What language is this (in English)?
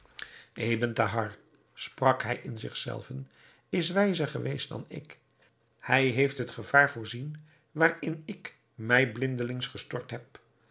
Dutch